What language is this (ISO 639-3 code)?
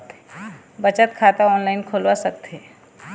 hne